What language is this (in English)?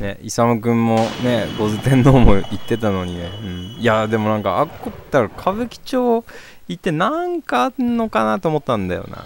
Japanese